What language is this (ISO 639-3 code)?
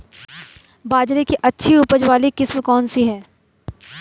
hin